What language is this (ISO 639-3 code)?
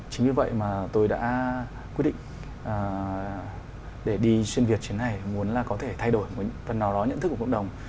vie